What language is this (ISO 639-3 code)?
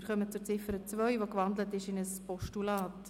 gsw